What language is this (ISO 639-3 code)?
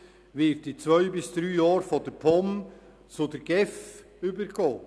gsw